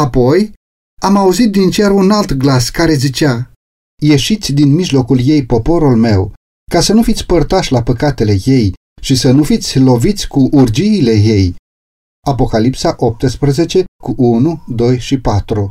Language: Romanian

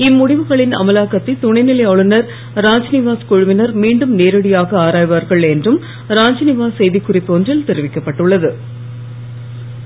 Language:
Tamil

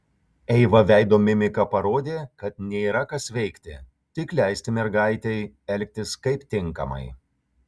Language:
Lithuanian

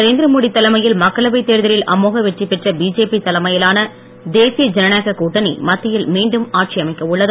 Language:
Tamil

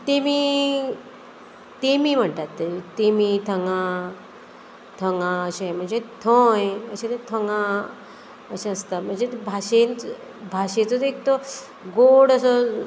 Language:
Konkani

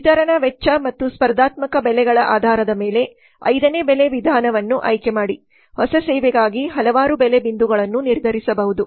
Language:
Kannada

